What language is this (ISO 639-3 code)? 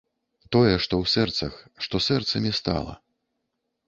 bel